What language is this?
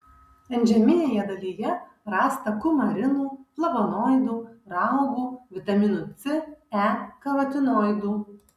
Lithuanian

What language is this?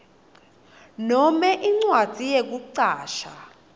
Swati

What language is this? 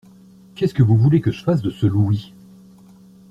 French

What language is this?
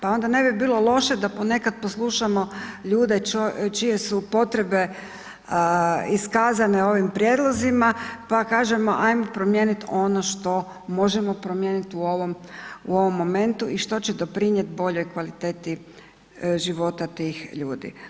Croatian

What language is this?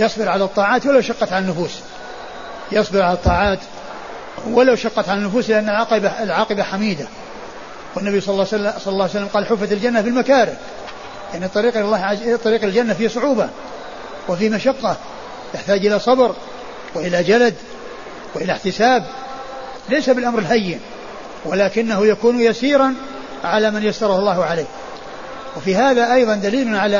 Arabic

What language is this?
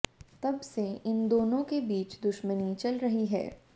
Hindi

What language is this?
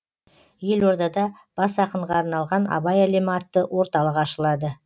Kazakh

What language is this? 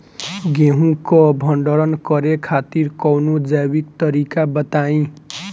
Bhojpuri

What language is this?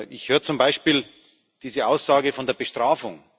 German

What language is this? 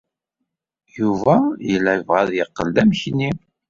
Kabyle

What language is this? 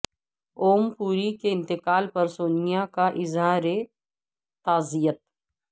Urdu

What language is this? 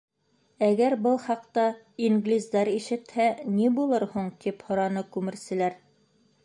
Bashkir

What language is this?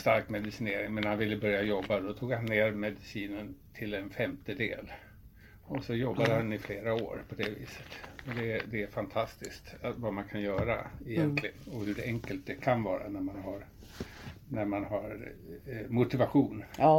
Swedish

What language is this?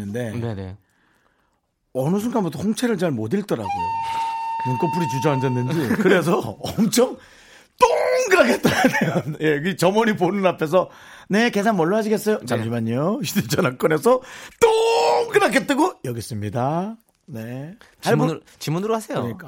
Korean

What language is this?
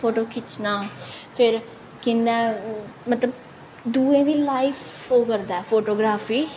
Dogri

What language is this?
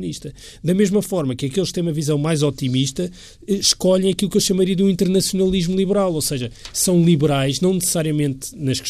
Portuguese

